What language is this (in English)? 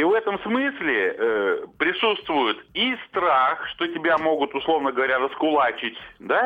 Russian